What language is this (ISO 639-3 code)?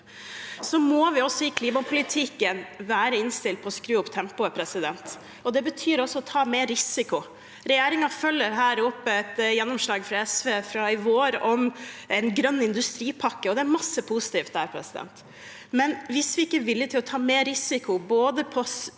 nor